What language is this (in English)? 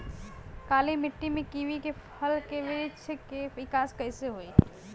Bhojpuri